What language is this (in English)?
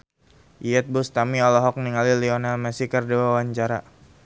Sundanese